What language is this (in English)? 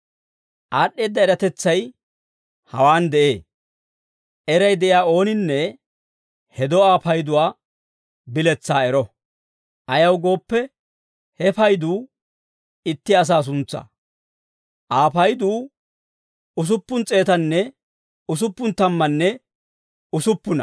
Dawro